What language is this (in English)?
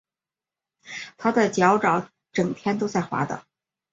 Chinese